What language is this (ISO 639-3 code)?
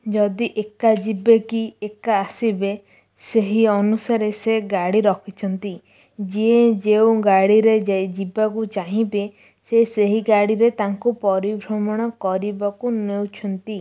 ori